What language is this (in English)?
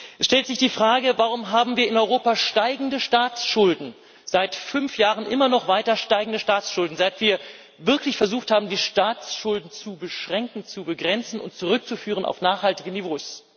German